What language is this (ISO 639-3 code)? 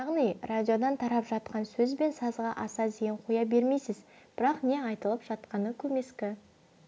kaz